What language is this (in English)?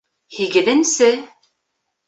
Bashkir